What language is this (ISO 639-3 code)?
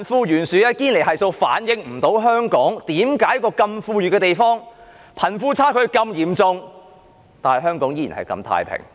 yue